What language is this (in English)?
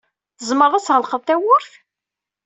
Kabyle